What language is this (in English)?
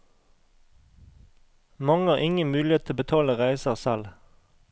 Norwegian